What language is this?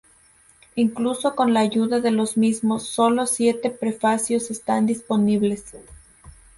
Spanish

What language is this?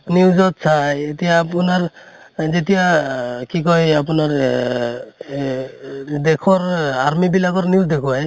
Assamese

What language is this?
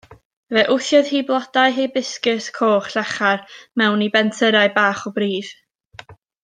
Welsh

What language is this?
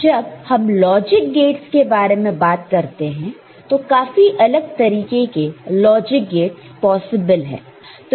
Hindi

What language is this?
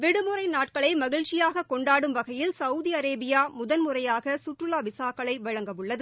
Tamil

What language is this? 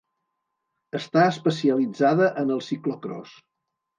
Catalan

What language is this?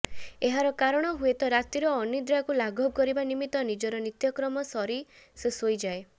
Odia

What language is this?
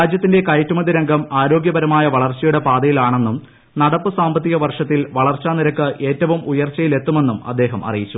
Malayalam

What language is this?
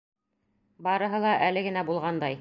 Bashkir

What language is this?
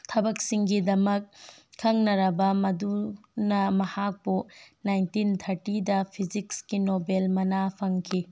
Manipuri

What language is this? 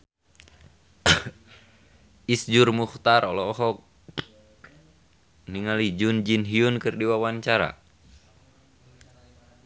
Sundanese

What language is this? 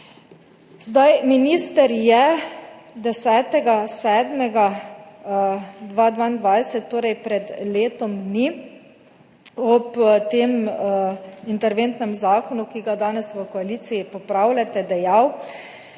Slovenian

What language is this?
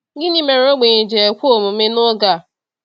Igbo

